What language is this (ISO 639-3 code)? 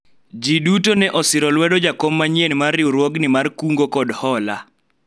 luo